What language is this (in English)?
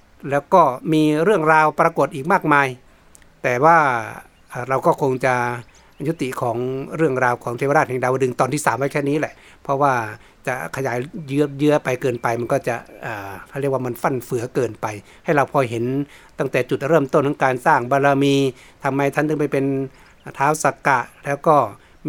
Thai